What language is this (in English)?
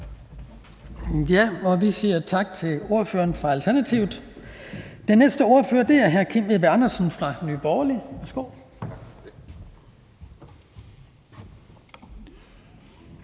Danish